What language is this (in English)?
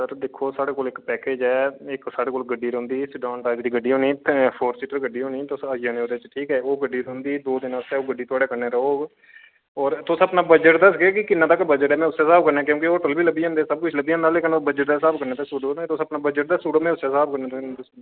Dogri